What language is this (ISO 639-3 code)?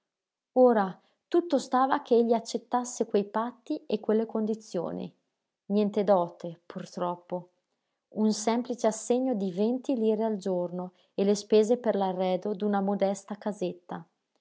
ita